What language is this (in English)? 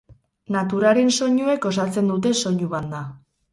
Basque